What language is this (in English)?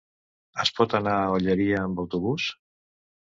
Catalan